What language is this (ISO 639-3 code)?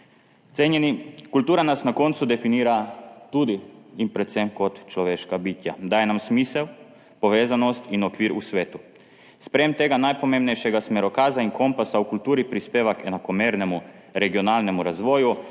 slv